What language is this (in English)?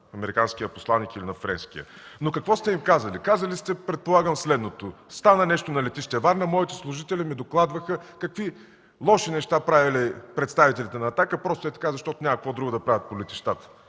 Bulgarian